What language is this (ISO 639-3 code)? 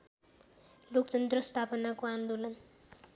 nep